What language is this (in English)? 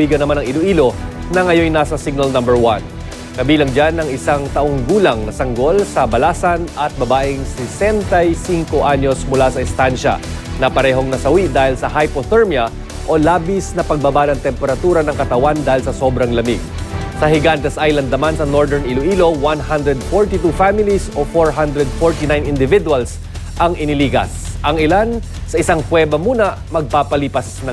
Filipino